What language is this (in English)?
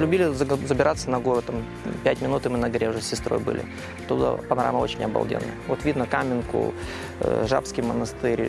Russian